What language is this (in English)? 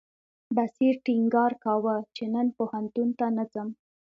Pashto